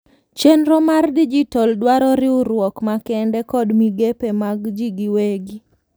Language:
Luo (Kenya and Tanzania)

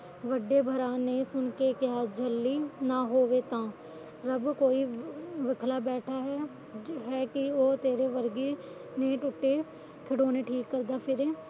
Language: Punjabi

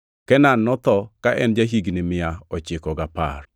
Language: Luo (Kenya and Tanzania)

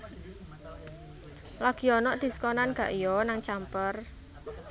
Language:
Javanese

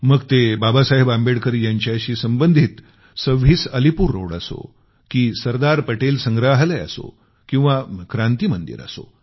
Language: Marathi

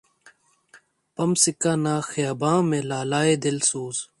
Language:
Urdu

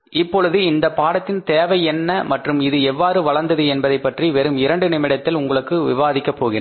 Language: Tamil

